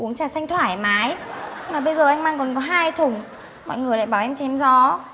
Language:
Vietnamese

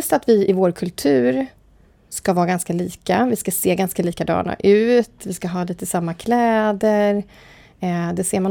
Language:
Swedish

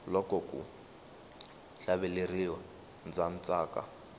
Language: Tsonga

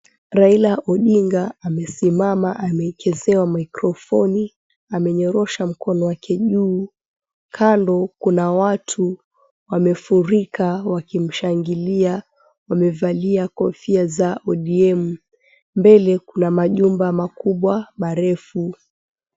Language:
Swahili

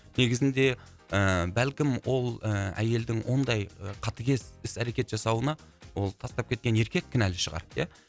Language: Kazakh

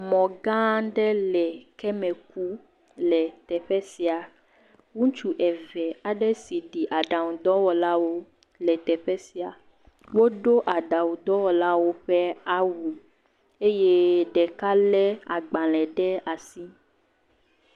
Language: Ewe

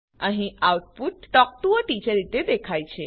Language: Gujarati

